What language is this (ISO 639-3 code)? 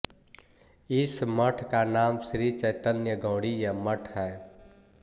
hin